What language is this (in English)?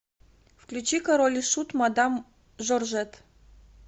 Russian